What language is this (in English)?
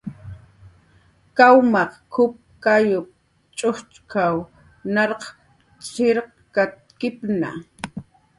Jaqaru